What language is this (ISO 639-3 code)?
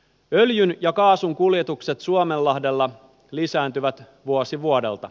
fin